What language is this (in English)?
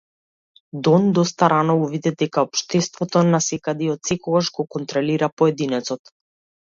Macedonian